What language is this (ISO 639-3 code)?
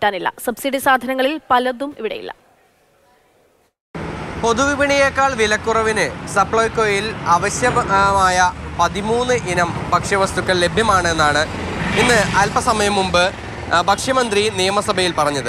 ron